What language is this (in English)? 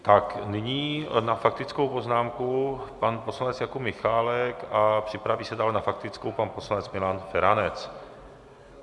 Czech